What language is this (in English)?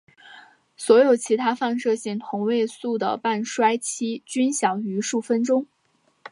Chinese